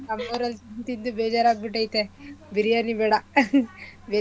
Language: Kannada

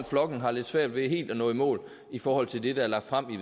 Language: Danish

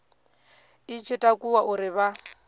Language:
Venda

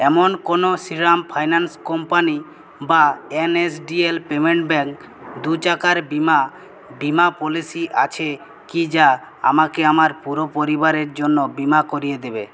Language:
Bangla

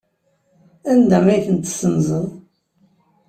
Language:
Kabyle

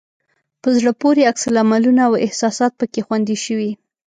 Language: Pashto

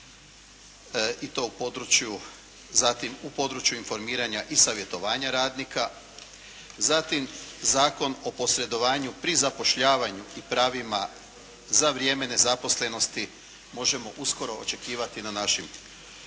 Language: Croatian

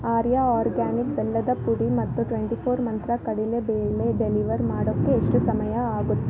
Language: Kannada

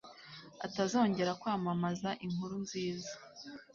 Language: Kinyarwanda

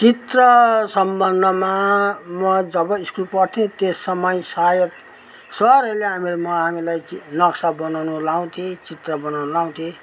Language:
Nepali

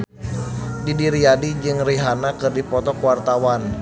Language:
Sundanese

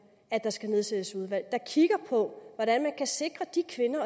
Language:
Danish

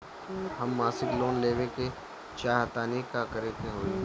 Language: Bhojpuri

